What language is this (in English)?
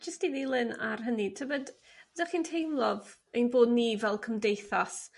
Welsh